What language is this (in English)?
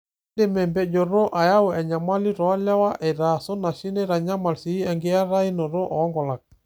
Masai